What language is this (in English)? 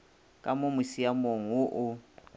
Northern Sotho